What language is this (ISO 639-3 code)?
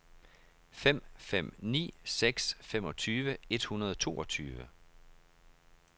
dan